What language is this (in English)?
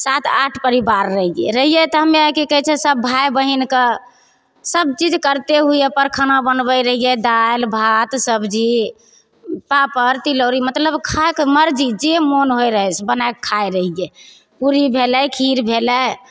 Maithili